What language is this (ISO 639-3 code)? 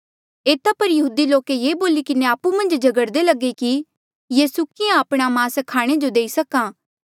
mjl